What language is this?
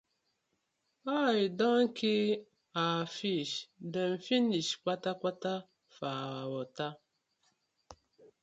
Nigerian Pidgin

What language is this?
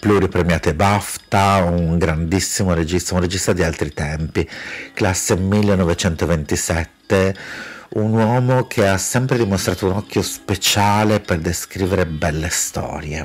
Italian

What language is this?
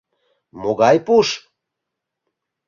Mari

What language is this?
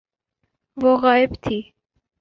Urdu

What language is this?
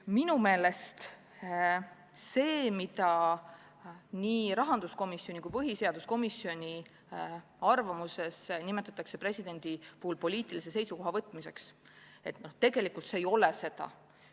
Estonian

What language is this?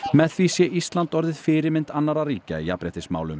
Icelandic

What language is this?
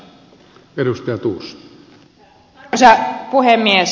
Finnish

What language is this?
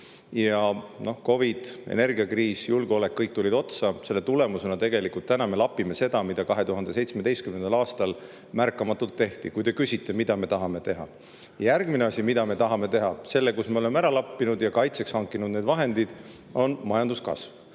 Estonian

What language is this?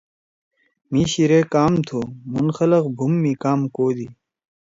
Torwali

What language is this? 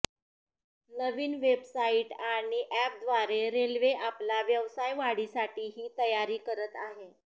Marathi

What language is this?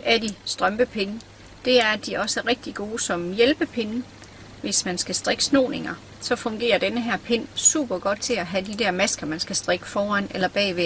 Danish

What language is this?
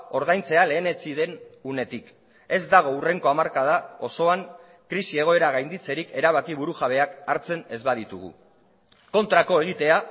Basque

